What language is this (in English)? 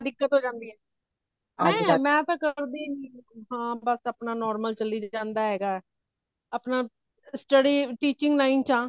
Punjabi